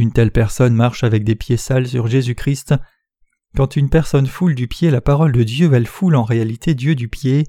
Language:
French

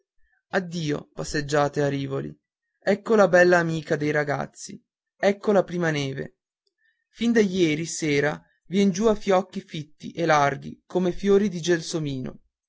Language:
Italian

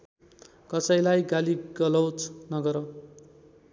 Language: Nepali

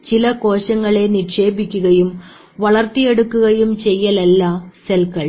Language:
Malayalam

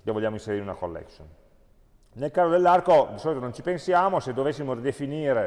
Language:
Italian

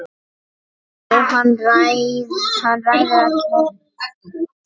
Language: Icelandic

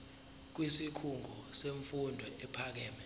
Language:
Zulu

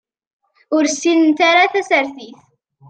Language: Kabyle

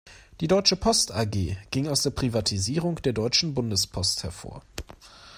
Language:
German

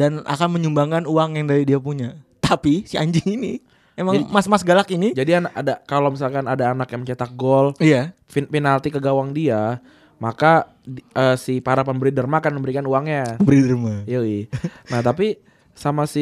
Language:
Indonesian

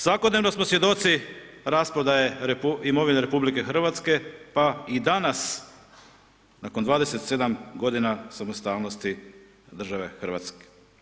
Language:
Croatian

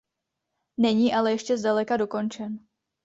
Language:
Czech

